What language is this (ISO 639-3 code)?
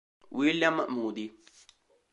ita